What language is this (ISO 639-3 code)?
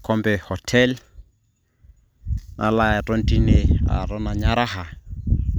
mas